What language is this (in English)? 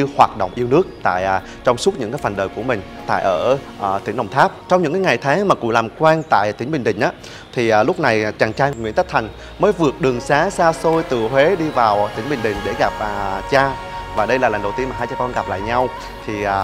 Vietnamese